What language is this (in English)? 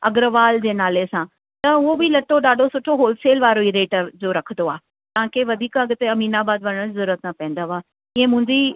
Sindhi